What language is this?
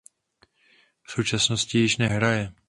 Czech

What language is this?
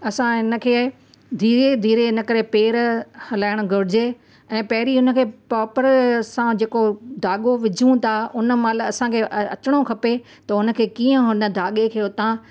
Sindhi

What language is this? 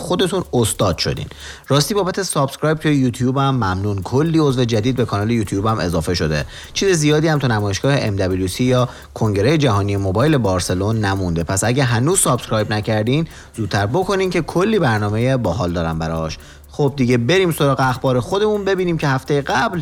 Persian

